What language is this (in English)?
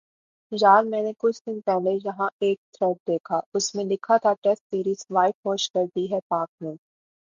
Urdu